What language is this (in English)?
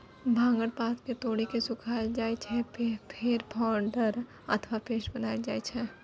Maithili